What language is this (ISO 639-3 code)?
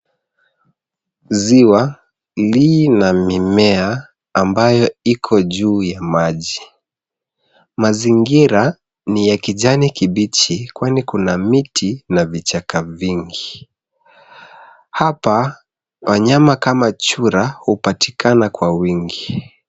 swa